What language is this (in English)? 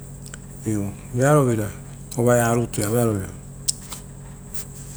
Rotokas